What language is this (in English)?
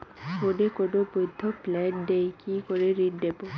Bangla